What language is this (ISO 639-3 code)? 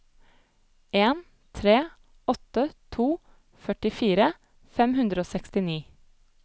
nor